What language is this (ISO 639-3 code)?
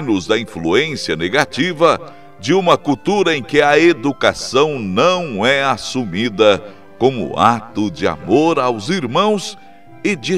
por